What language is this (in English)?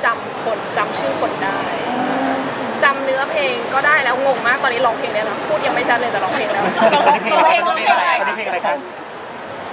Thai